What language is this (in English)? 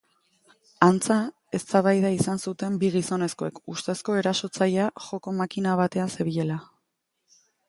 Basque